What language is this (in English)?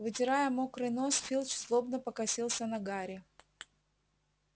Russian